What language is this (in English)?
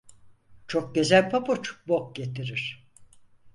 Turkish